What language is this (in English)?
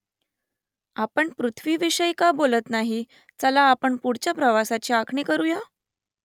Marathi